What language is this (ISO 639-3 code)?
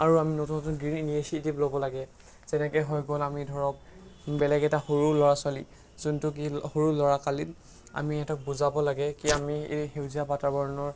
asm